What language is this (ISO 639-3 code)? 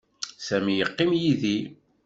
kab